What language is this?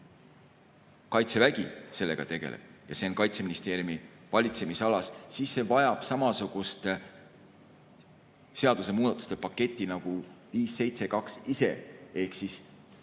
Estonian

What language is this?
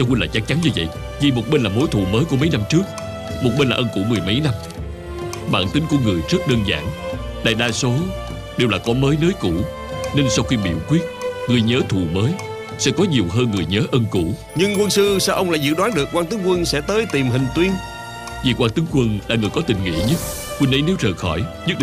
Vietnamese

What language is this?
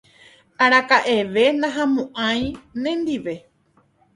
Guarani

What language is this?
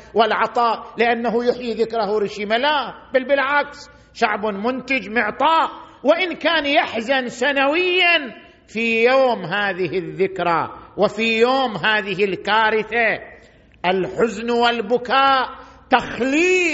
Arabic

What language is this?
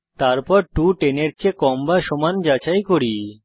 Bangla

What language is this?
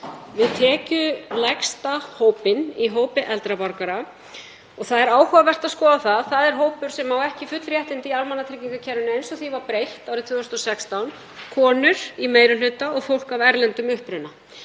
Icelandic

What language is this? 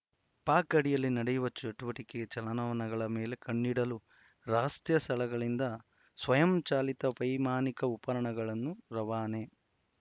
Kannada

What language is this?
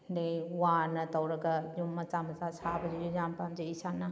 Manipuri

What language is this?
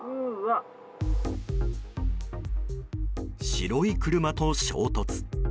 Japanese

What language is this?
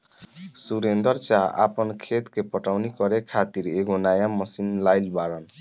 Bhojpuri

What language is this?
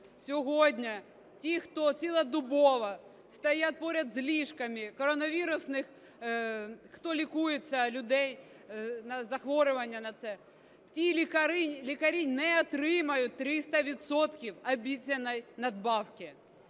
Ukrainian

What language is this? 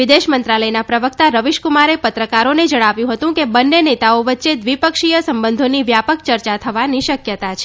Gujarati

